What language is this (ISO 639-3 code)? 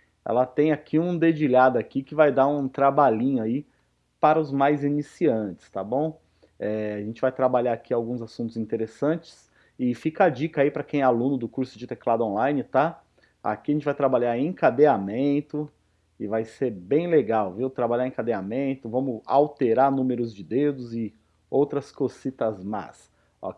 por